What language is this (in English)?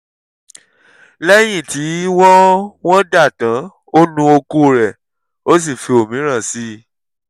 Yoruba